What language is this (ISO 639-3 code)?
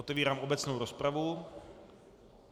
ces